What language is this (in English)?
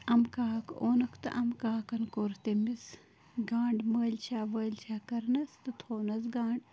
Kashmiri